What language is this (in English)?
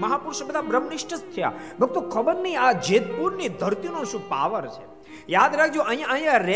Gujarati